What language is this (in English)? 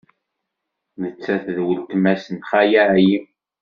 Kabyle